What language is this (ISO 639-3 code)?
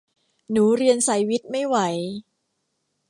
tha